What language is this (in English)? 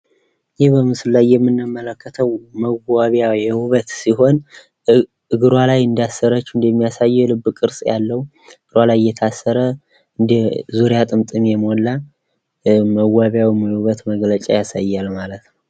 Amharic